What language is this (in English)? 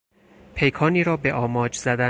Persian